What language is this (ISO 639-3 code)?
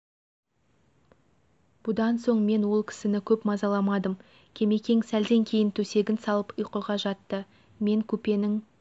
kaz